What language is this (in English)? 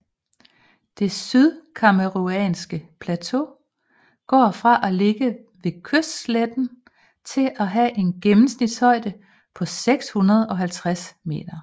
Danish